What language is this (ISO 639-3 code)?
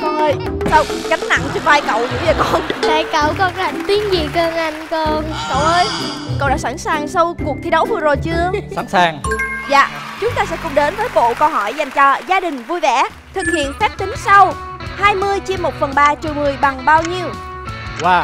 vie